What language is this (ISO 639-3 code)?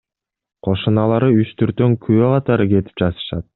kir